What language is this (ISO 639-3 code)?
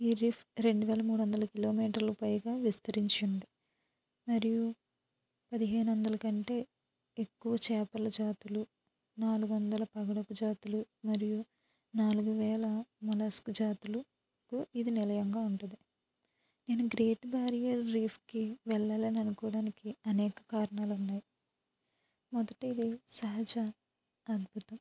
tel